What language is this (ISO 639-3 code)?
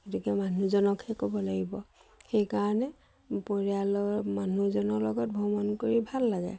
asm